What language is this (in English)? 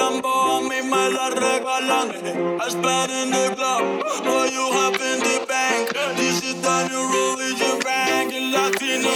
Hungarian